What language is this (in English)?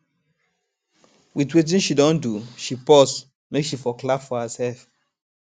Nigerian Pidgin